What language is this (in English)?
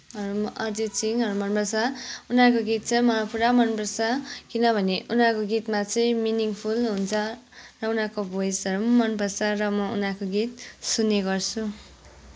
Nepali